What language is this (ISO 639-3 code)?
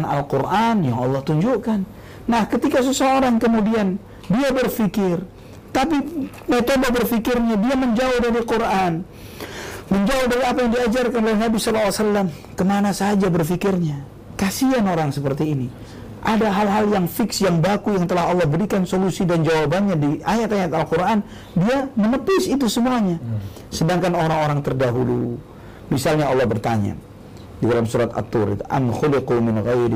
ind